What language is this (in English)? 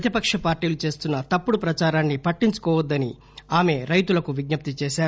Telugu